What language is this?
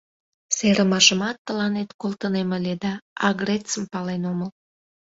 Mari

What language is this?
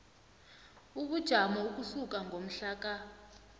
South Ndebele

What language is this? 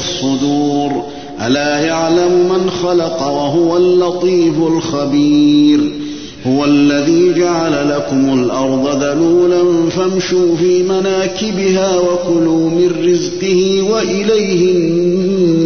Arabic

